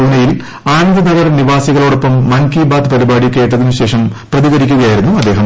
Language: Malayalam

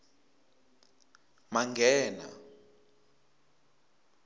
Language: Tsonga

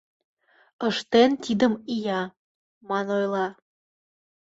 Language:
Mari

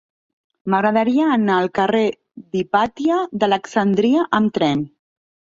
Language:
Catalan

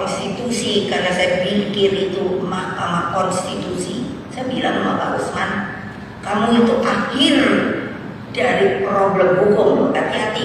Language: Indonesian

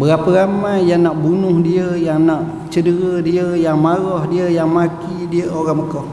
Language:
Malay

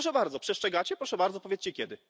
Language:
Polish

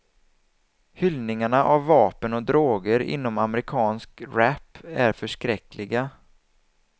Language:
Swedish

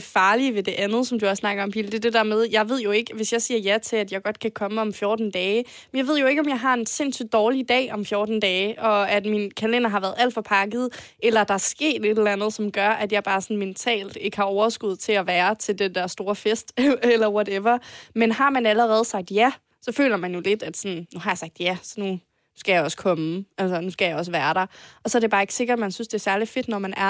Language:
Danish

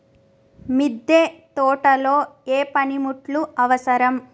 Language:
Telugu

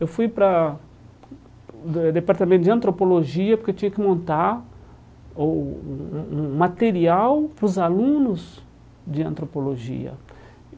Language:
Portuguese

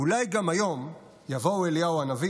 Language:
Hebrew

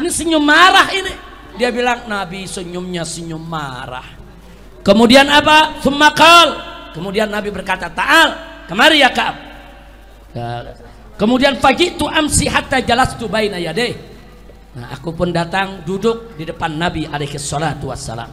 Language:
Indonesian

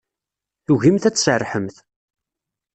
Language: Kabyle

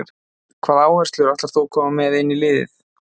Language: Icelandic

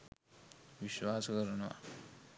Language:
Sinhala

